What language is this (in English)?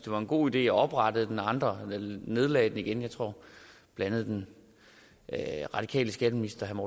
Danish